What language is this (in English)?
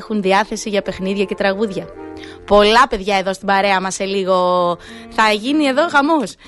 Greek